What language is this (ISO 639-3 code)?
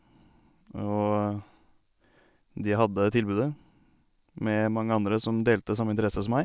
nor